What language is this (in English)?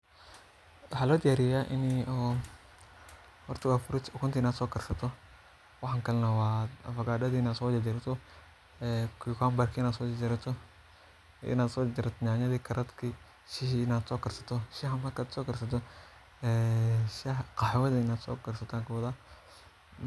Somali